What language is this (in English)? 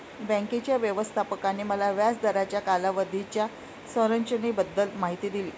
Marathi